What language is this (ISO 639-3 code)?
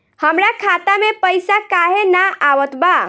bho